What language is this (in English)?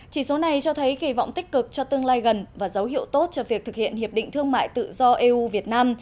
Vietnamese